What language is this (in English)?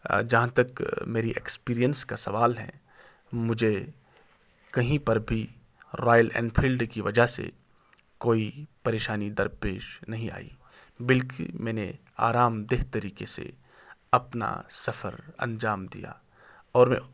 Urdu